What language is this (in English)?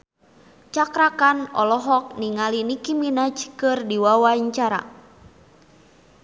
Sundanese